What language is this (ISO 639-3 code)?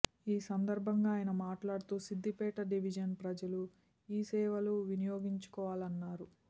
tel